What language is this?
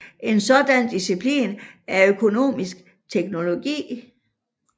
Danish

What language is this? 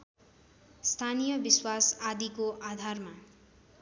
Nepali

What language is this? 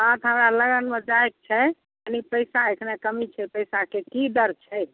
Maithili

